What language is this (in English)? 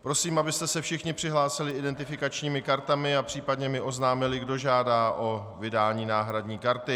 Czech